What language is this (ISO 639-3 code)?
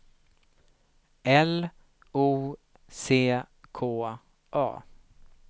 swe